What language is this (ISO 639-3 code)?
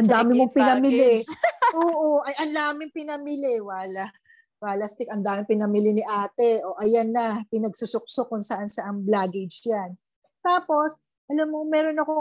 fil